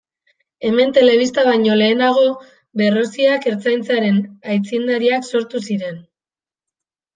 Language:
Basque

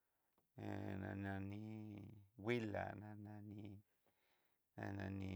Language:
Southeastern Nochixtlán Mixtec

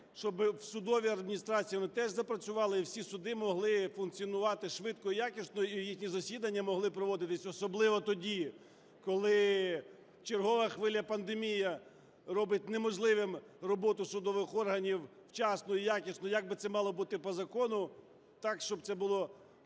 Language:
Ukrainian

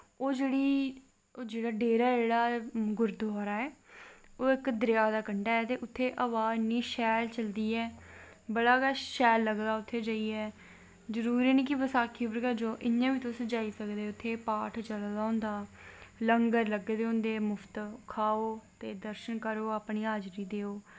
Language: Dogri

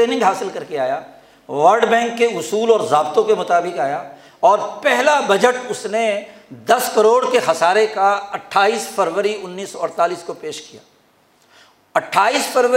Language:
Urdu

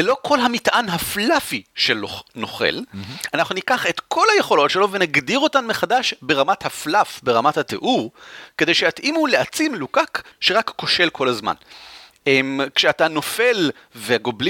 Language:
Hebrew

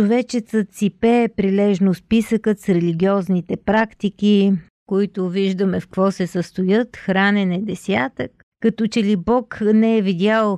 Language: Bulgarian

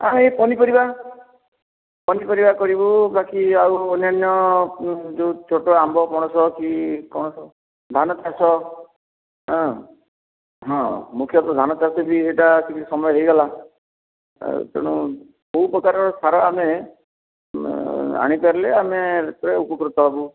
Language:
Odia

